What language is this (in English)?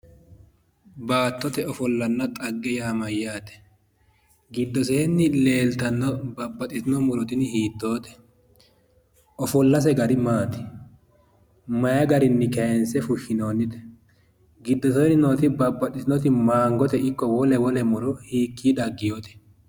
Sidamo